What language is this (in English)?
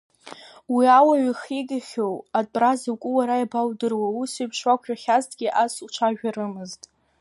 Abkhazian